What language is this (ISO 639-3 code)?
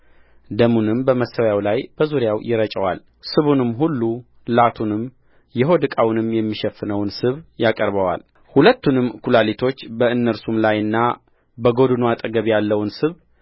amh